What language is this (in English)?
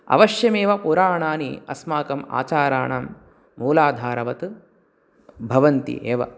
Sanskrit